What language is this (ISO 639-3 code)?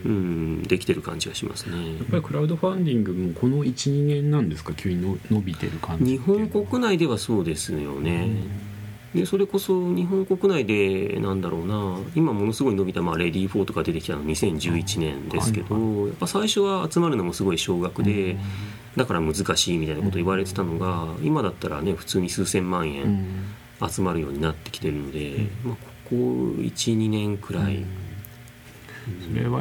jpn